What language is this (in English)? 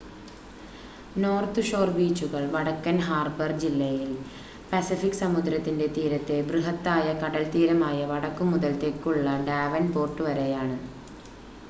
Malayalam